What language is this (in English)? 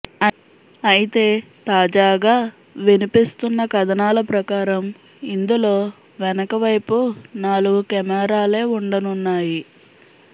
Telugu